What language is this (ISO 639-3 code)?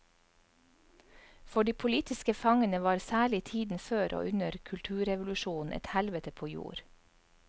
nor